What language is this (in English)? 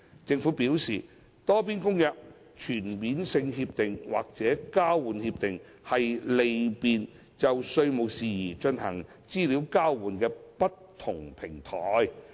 Cantonese